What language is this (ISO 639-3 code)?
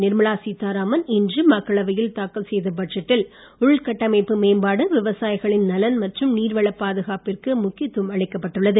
tam